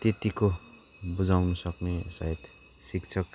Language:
Nepali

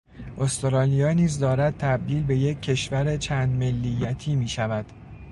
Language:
Persian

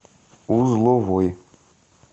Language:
Russian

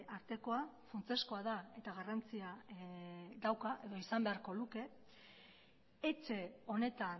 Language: Basque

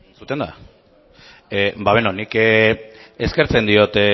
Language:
Basque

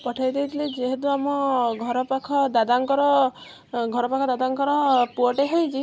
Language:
Odia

